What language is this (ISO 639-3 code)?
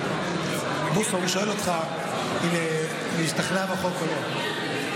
heb